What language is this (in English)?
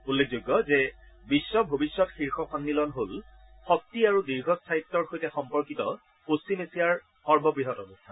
Assamese